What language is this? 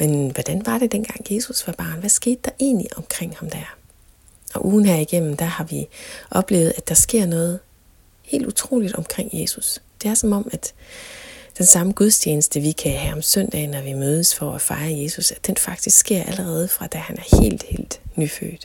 Danish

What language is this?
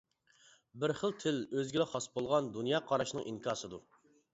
Uyghur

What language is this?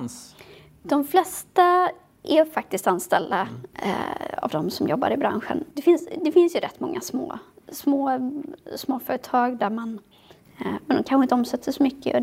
Swedish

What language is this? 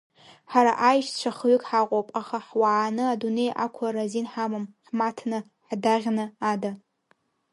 Abkhazian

